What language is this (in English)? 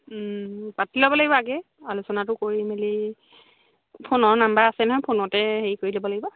Assamese